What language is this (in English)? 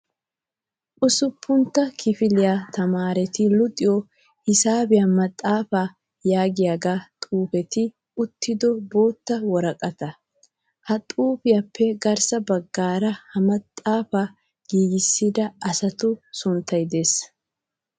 Wolaytta